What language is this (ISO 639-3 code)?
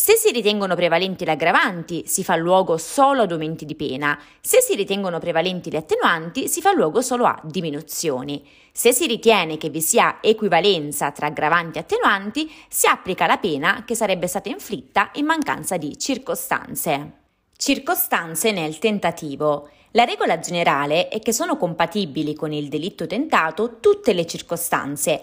ita